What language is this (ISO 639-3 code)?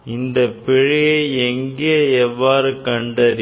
tam